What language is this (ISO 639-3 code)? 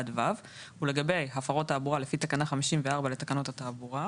heb